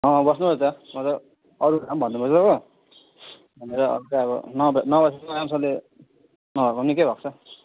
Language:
Nepali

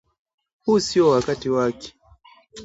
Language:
Swahili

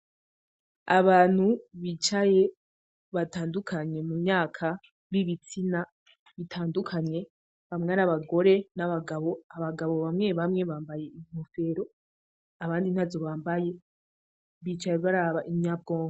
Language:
Rundi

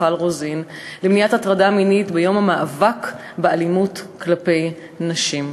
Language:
Hebrew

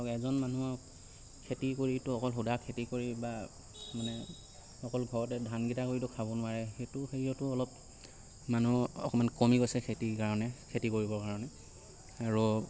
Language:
Assamese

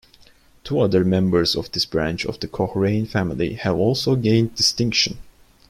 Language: English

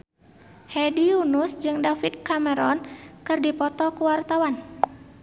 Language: Sundanese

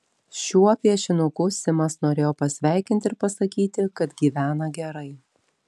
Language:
Lithuanian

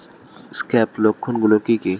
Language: Bangla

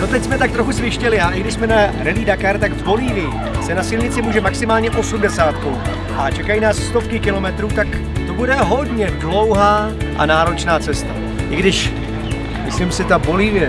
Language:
Czech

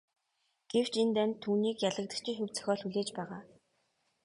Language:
Mongolian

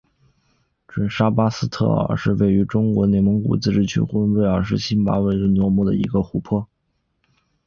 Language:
Chinese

